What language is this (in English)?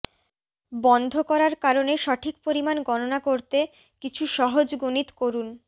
Bangla